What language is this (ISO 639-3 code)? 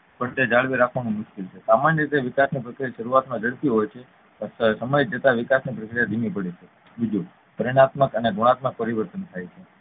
guj